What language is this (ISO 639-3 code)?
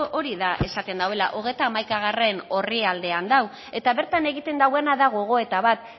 eus